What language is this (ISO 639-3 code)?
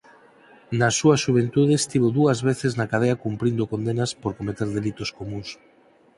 glg